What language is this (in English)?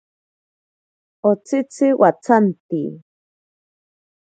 Ashéninka Perené